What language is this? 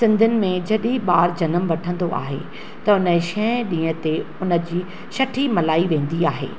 Sindhi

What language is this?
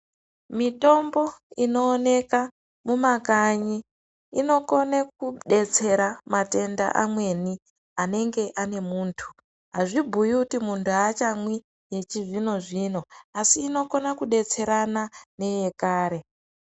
Ndau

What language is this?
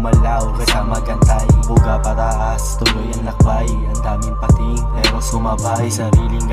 Thai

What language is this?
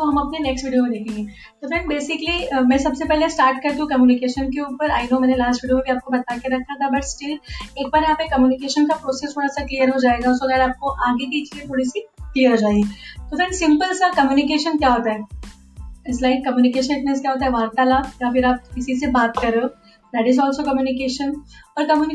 Hindi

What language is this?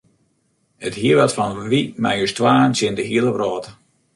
Western Frisian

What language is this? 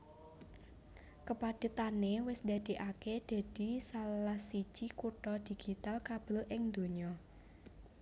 Javanese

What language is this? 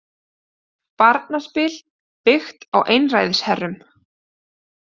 Icelandic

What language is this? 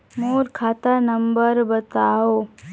Chhattisgarhi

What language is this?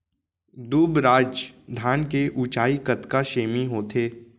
Chhattisgarhi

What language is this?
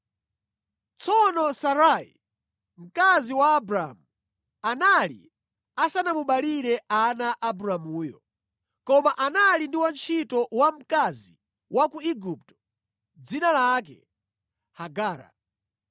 Nyanja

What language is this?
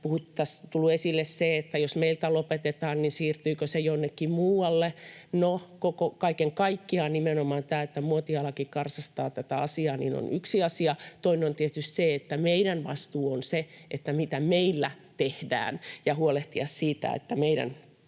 Finnish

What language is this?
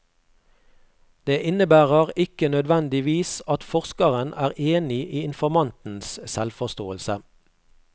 Norwegian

